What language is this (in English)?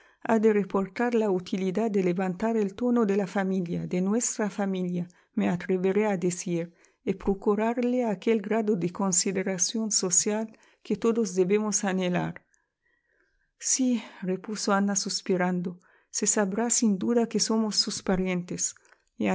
Spanish